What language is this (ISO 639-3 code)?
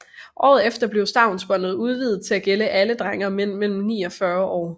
dan